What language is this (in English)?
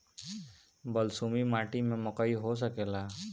Bhojpuri